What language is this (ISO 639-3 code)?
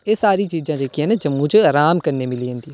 doi